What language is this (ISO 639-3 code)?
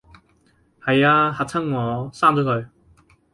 yue